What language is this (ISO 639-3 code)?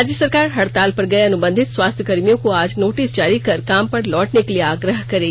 hin